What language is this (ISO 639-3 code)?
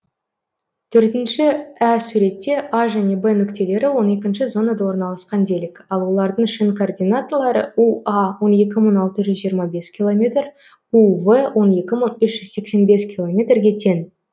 kaz